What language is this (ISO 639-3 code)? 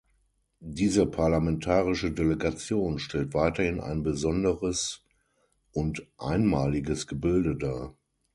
deu